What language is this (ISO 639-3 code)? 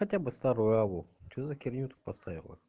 rus